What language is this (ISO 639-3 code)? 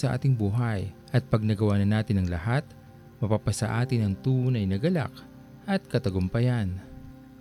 fil